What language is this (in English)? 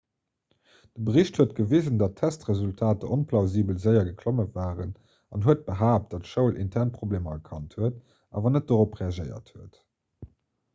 Luxembourgish